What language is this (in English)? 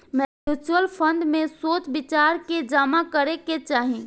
Bhojpuri